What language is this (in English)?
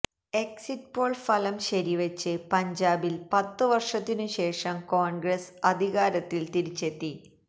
Malayalam